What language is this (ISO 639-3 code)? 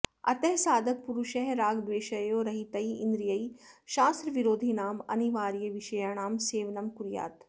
san